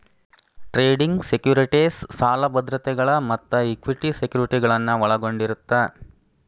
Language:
Kannada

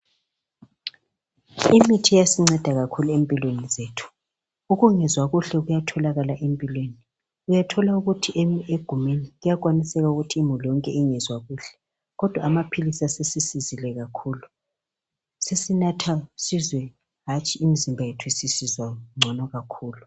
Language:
North Ndebele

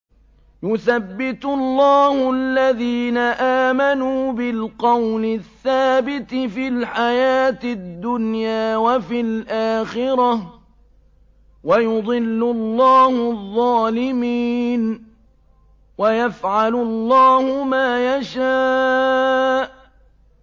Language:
Arabic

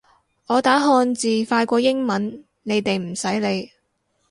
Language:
Cantonese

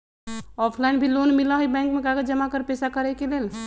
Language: Magahi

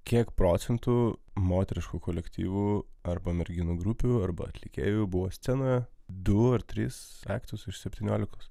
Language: Lithuanian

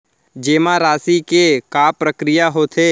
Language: Chhattisgarhi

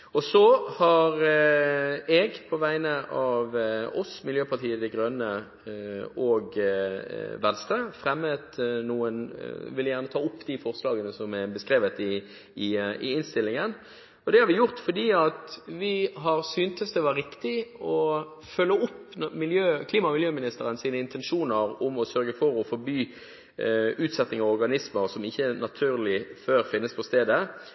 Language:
Norwegian Bokmål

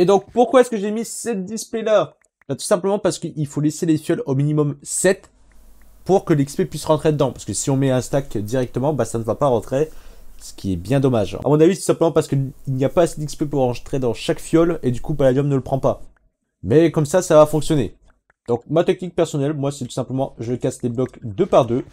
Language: French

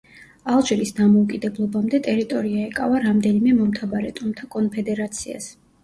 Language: Georgian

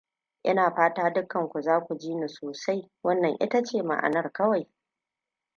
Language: Hausa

